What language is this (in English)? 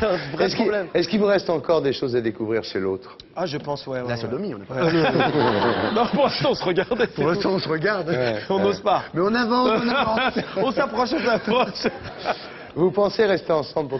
French